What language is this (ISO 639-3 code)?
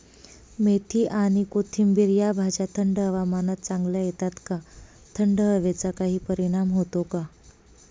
mar